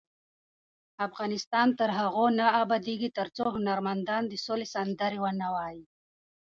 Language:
Pashto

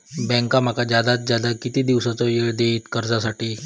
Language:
Marathi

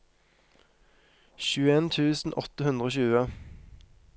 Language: Norwegian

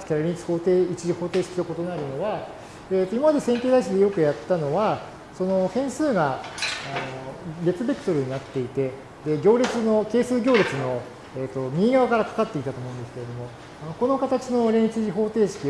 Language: Japanese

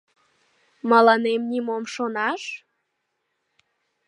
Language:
Mari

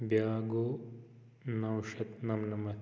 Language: Kashmiri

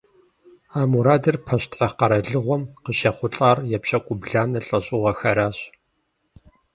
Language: Kabardian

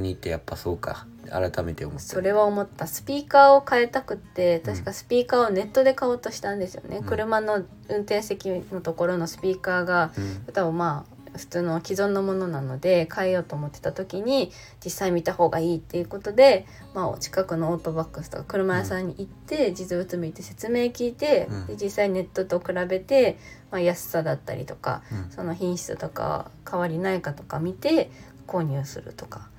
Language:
Japanese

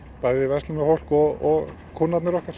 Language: Icelandic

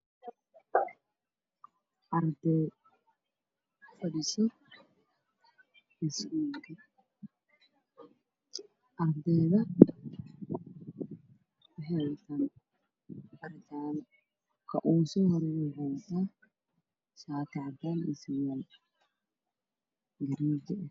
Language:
Somali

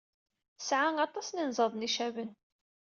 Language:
Kabyle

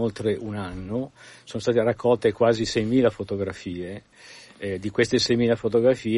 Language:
Italian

